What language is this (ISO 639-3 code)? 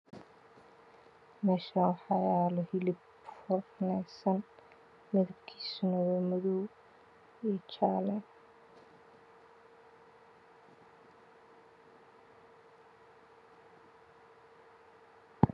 som